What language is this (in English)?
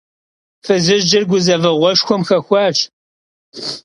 Kabardian